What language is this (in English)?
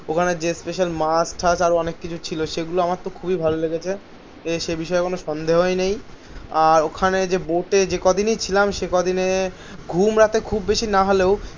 Bangla